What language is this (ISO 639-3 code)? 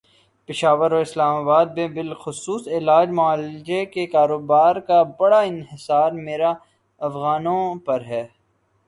urd